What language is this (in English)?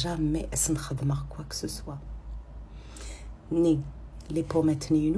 French